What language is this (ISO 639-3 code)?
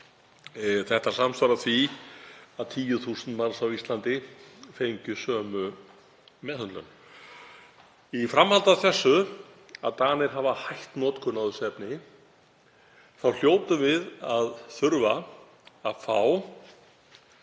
isl